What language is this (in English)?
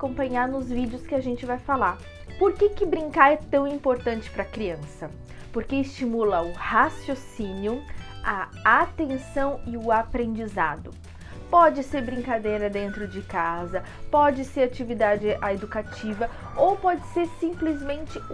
Portuguese